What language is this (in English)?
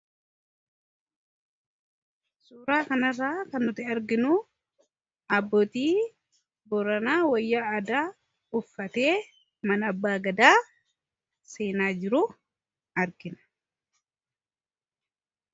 Oromo